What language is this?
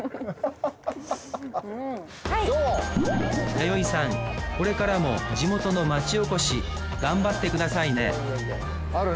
Japanese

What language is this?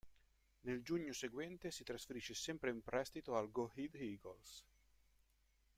Italian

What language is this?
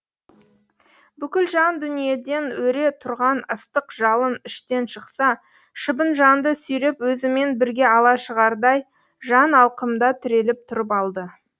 Kazakh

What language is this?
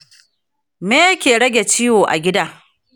Hausa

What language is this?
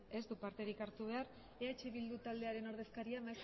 Basque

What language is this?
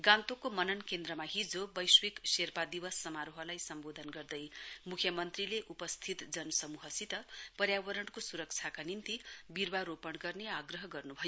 Nepali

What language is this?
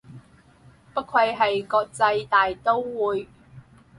Cantonese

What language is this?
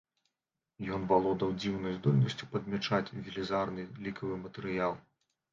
Belarusian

